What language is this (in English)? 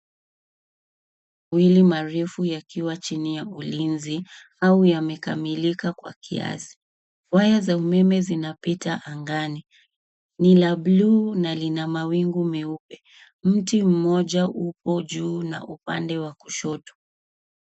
Swahili